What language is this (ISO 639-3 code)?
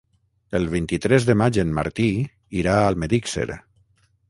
cat